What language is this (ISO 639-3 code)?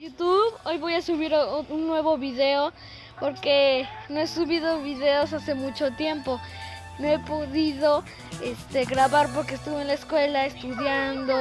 spa